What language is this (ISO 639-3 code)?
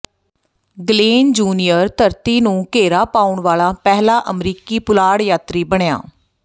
pan